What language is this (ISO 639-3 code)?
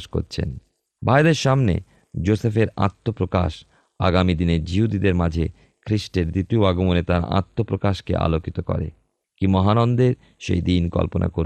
ben